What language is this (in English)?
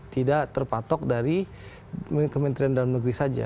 Indonesian